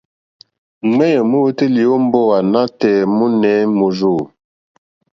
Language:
Mokpwe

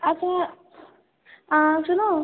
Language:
Urdu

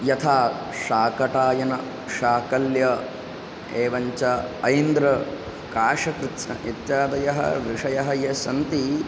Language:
Sanskrit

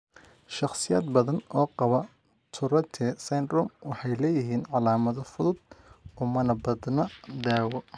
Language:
Somali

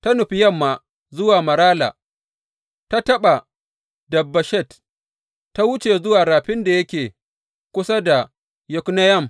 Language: Hausa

